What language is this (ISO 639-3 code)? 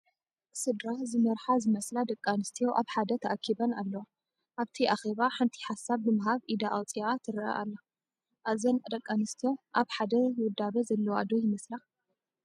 tir